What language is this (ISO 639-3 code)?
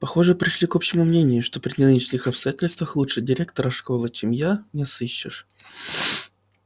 rus